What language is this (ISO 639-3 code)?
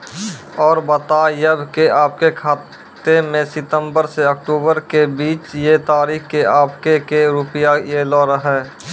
mai